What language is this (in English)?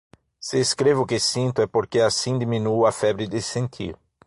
Portuguese